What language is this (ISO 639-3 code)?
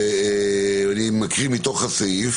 heb